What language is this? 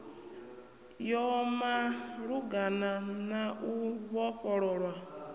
Venda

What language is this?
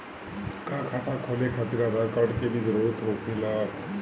Bhojpuri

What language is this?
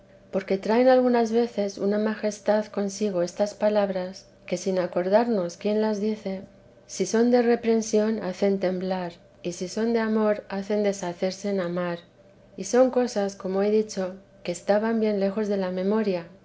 Spanish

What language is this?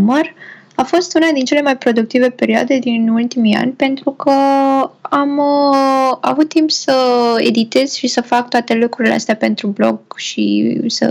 Romanian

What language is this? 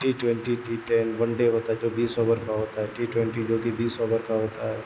Urdu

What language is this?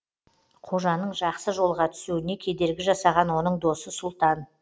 Kazakh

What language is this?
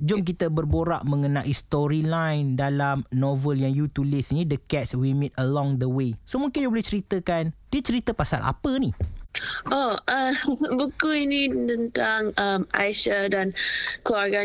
Malay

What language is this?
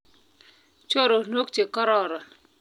Kalenjin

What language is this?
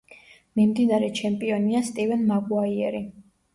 Georgian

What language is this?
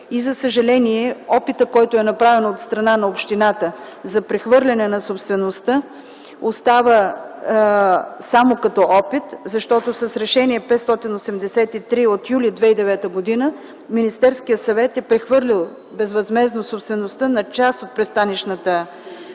Bulgarian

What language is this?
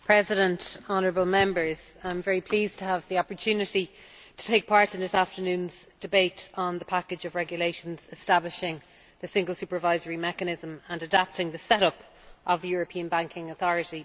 English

